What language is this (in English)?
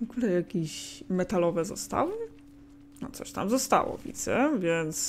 Polish